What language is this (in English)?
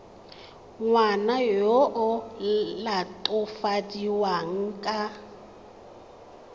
Tswana